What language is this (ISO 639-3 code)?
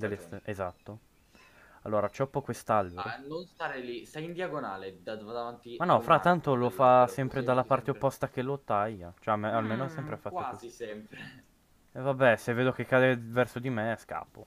ita